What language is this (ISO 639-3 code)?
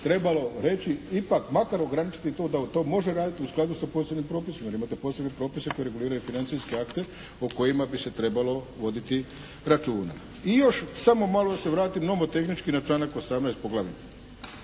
hrv